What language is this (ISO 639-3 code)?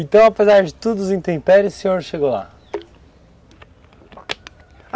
por